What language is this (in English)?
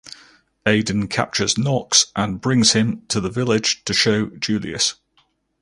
English